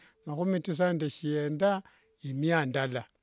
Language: Wanga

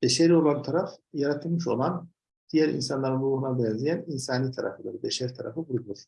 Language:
Turkish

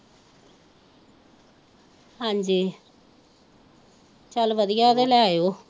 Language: Punjabi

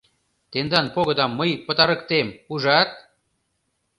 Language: Mari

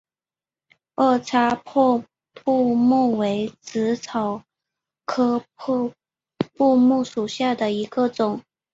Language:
Chinese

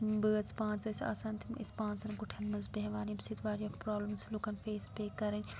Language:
Kashmiri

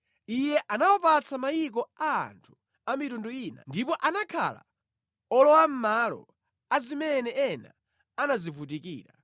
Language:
Nyanja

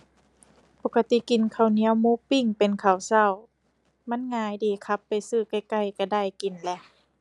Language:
Thai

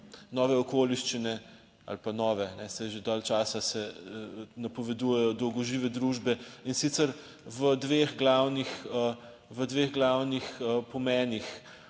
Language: Slovenian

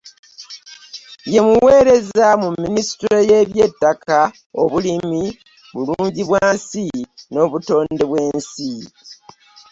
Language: Ganda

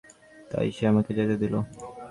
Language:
Bangla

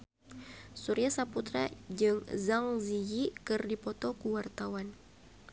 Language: Sundanese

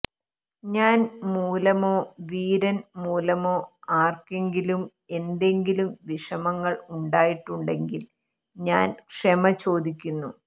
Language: Malayalam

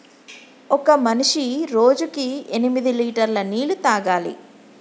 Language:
Telugu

